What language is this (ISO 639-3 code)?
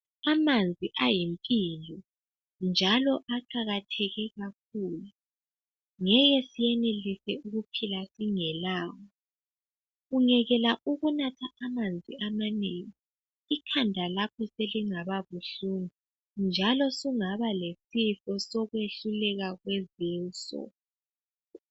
nde